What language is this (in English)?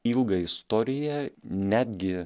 Lithuanian